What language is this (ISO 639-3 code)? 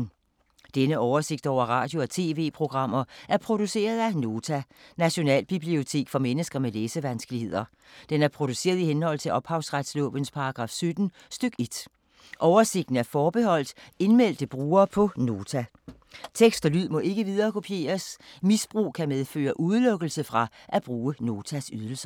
dan